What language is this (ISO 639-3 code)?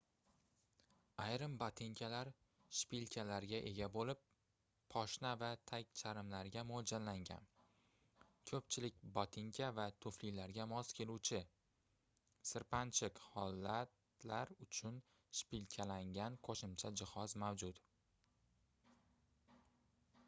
uzb